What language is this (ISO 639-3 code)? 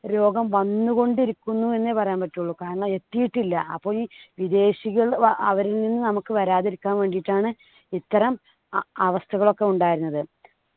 mal